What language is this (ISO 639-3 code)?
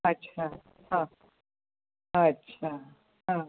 mar